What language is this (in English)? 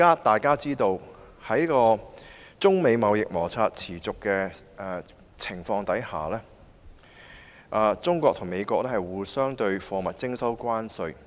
Cantonese